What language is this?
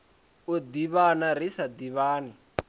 Venda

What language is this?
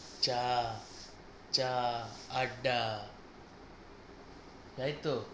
Bangla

